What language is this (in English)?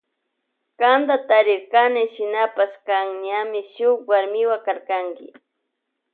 Loja Highland Quichua